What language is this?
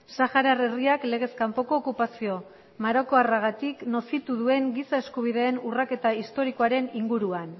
Basque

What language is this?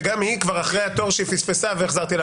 Hebrew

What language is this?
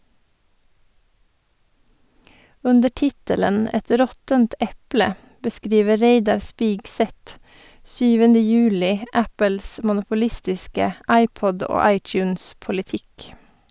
Norwegian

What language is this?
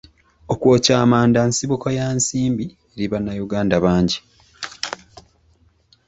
Ganda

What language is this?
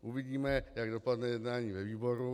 Czech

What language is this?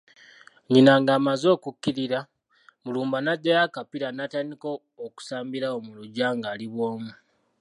Ganda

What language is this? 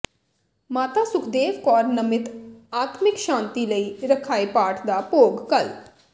Punjabi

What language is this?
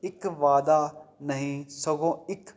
Punjabi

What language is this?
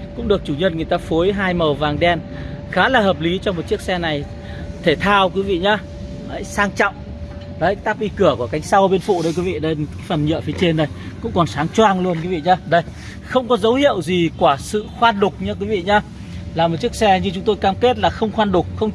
Vietnamese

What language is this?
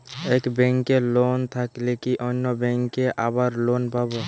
Bangla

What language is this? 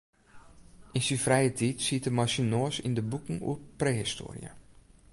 Western Frisian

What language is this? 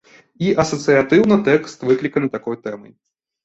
Belarusian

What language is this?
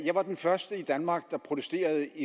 Danish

